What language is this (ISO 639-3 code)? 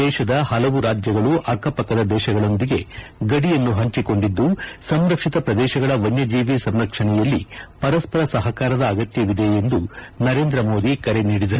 kan